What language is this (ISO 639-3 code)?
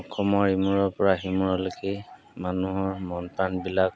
asm